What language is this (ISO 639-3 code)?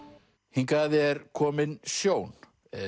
isl